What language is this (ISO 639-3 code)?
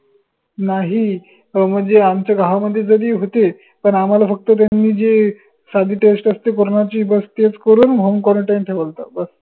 mar